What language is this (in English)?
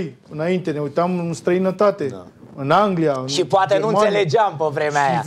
Romanian